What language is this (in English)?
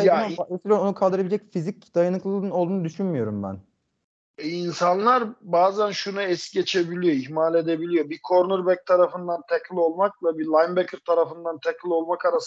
Turkish